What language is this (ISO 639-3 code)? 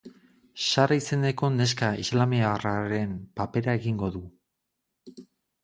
eus